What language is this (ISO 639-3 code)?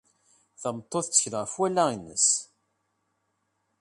kab